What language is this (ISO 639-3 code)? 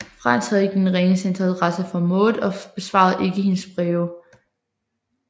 dan